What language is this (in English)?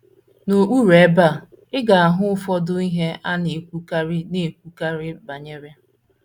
Igbo